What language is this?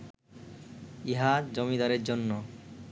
Bangla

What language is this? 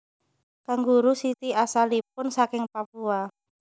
Javanese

